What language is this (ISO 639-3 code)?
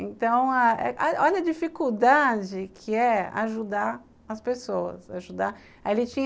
por